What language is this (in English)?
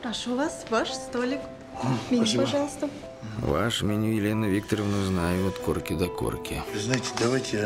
Russian